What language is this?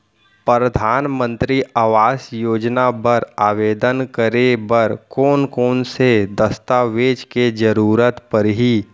Chhattisgarhi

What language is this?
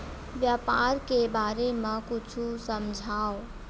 Chhattisgarhi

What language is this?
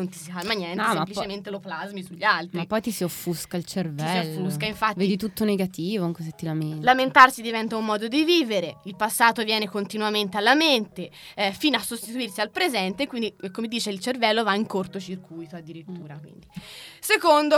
Italian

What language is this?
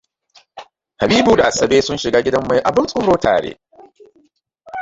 Hausa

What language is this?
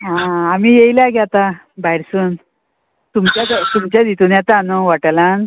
Konkani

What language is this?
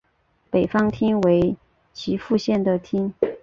Chinese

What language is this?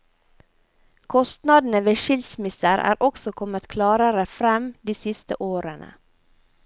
Norwegian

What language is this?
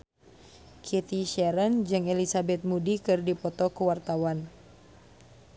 Sundanese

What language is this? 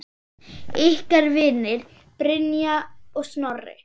Icelandic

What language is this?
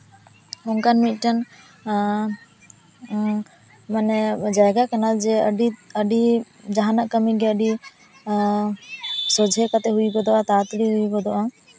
Santali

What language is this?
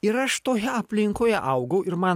Lithuanian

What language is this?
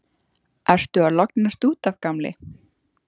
Icelandic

